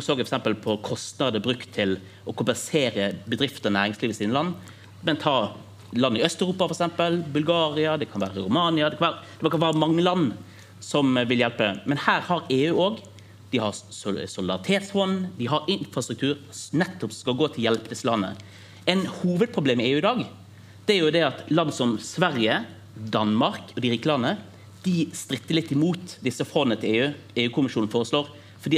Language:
Norwegian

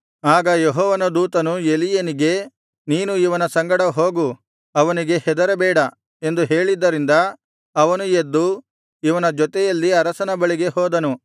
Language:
Kannada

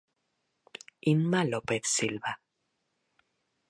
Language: Galician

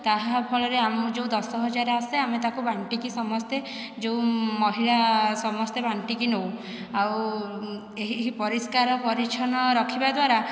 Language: Odia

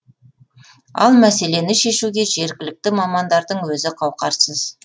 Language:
Kazakh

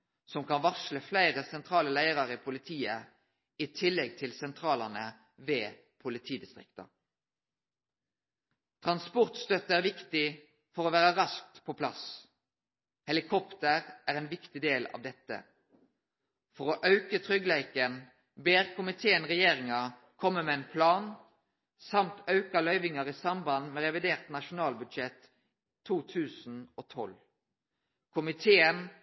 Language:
Norwegian Nynorsk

